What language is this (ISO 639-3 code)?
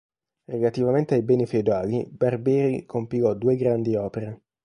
ita